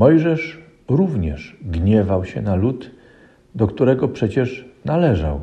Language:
Polish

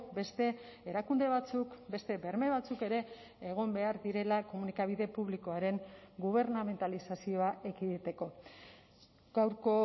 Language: Basque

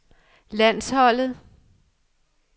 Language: Danish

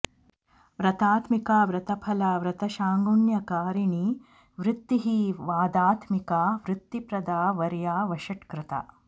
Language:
Sanskrit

